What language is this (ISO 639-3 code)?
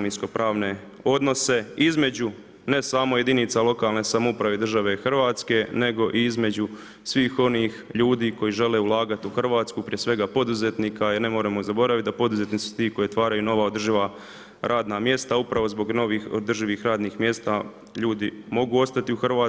hrv